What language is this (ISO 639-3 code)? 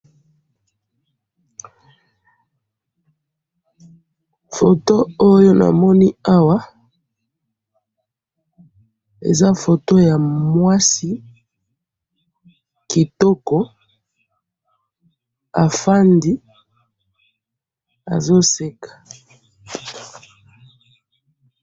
lin